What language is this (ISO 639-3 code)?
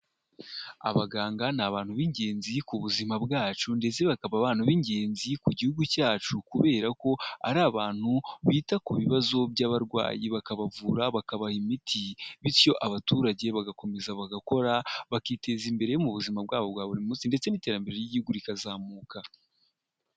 kin